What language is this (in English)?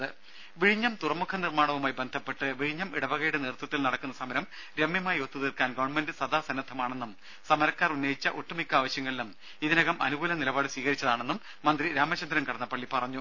Malayalam